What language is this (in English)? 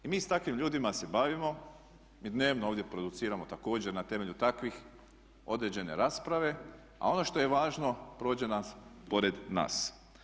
Croatian